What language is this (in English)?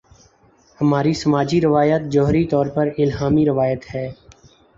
Urdu